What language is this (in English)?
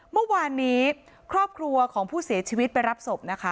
Thai